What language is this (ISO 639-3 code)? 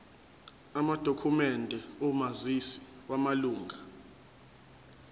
zul